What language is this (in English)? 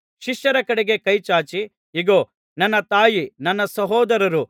Kannada